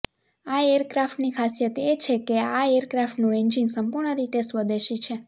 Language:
Gujarati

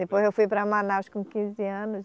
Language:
Portuguese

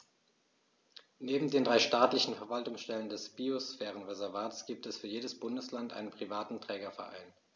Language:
German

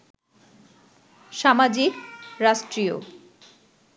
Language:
Bangla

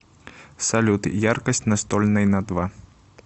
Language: Russian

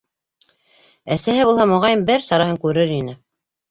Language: Bashkir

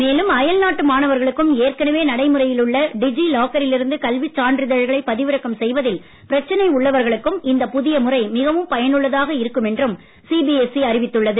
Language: Tamil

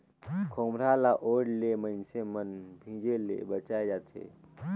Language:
Chhattisgarhi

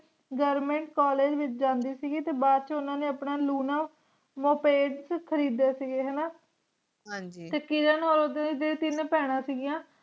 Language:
Punjabi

